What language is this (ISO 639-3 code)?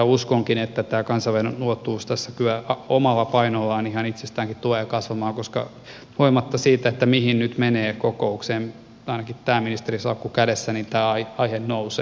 fin